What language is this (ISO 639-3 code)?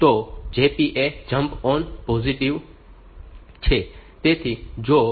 guj